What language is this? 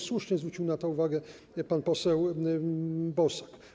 Polish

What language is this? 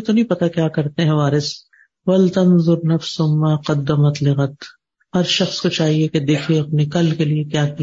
Urdu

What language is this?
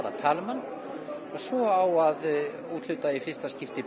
Icelandic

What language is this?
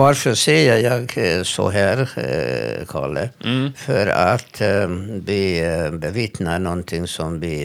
Swedish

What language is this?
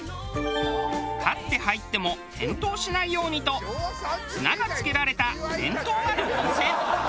Japanese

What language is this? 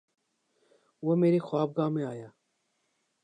Urdu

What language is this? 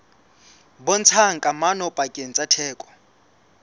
Southern Sotho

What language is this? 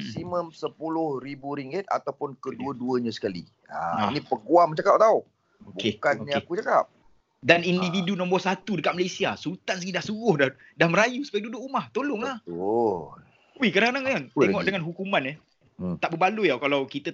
Malay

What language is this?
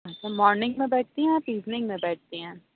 Urdu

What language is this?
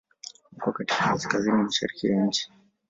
Swahili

